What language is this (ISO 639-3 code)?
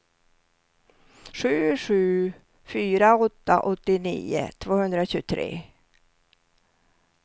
swe